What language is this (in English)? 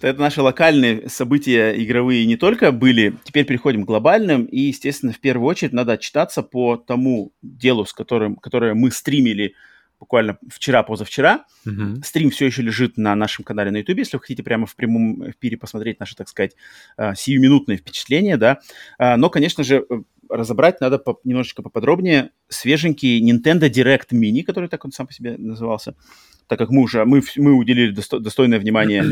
Russian